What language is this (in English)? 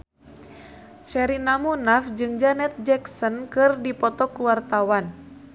Sundanese